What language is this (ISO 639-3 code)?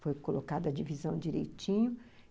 por